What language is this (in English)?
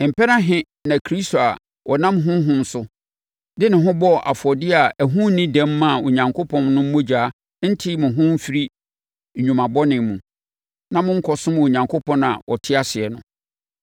Akan